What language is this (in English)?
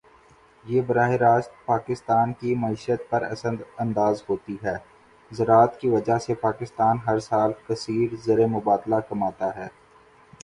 Urdu